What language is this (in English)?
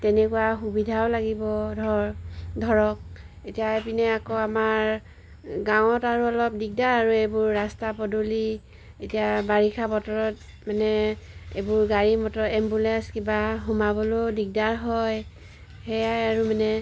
Assamese